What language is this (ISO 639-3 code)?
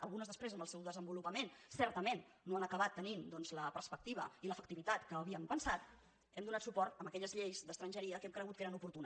cat